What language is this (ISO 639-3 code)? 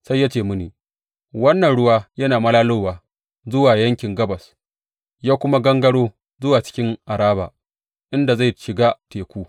hau